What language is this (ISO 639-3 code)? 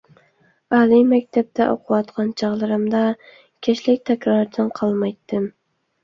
uig